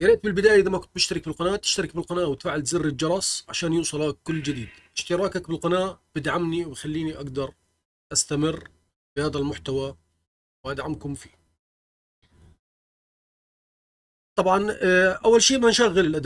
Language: Arabic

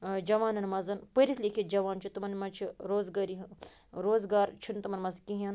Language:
Kashmiri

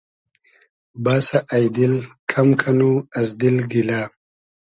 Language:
Hazaragi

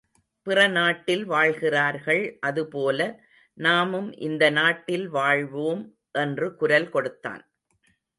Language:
Tamil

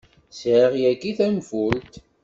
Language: Kabyle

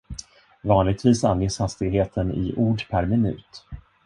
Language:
Swedish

